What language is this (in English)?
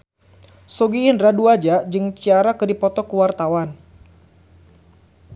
Sundanese